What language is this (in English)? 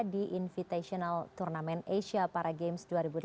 Indonesian